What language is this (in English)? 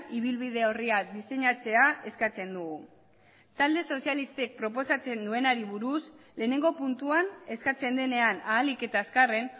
Basque